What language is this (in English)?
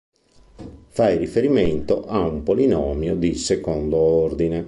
Italian